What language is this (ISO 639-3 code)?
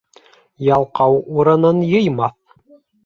bak